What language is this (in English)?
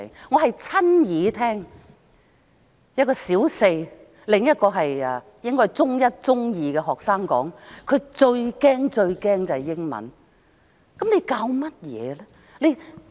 Cantonese